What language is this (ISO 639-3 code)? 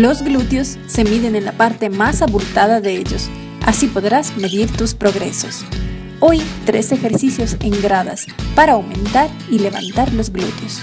spa